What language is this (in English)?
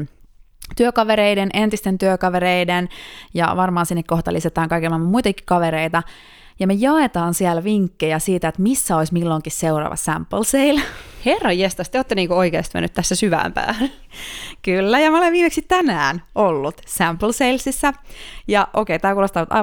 Finnish